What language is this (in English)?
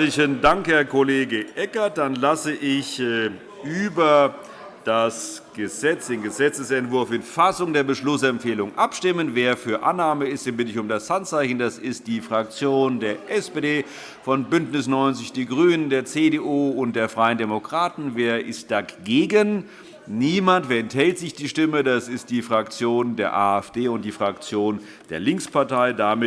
German